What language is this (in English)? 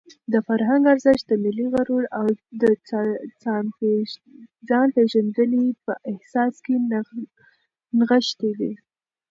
Pashto